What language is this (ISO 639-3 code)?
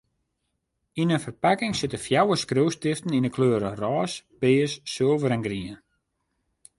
fry